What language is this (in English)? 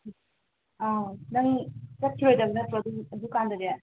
Manipuri